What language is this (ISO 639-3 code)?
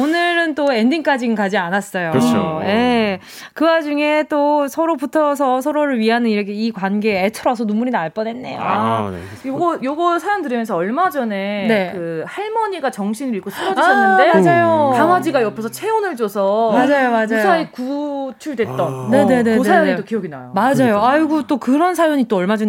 kor